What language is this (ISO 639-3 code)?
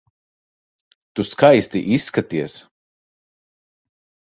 lav